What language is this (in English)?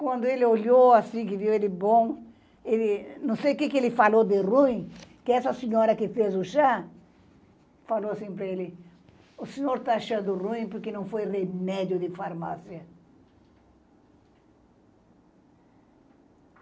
Portuguese